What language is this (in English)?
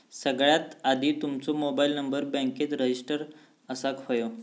Marathi